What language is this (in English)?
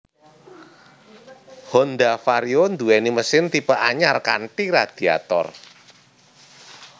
Javanese